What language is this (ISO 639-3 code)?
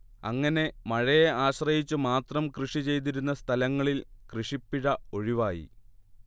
mal